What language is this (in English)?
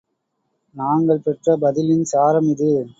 Tamil